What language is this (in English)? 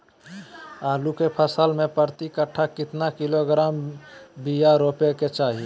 Magahi